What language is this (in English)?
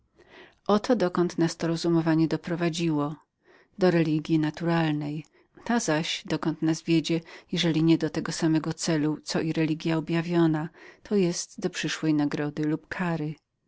Polish